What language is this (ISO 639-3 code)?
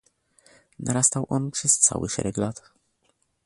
pol